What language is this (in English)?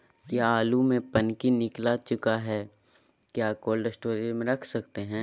Magahi